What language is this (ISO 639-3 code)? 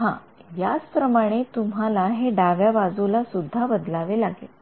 mar